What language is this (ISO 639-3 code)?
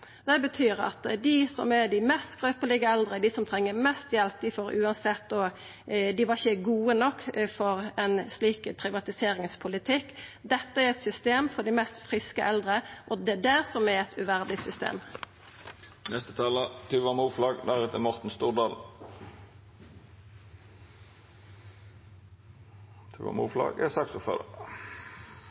nno